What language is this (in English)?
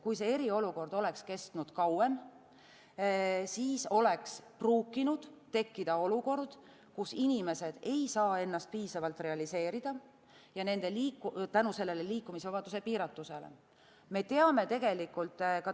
Estonian